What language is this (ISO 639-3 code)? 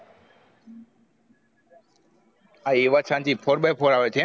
guj